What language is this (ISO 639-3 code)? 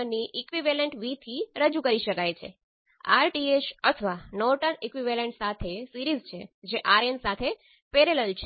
guj